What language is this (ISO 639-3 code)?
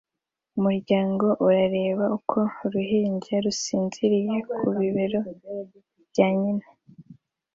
kin